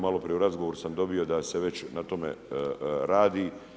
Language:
Croatian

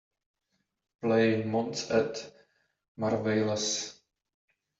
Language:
English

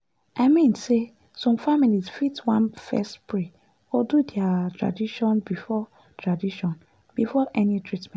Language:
Nigerian Pidgin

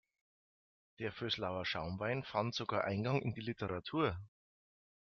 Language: German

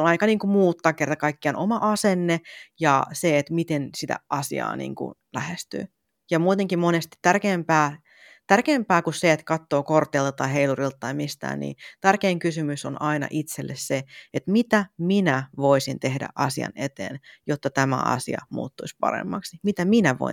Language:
Finnish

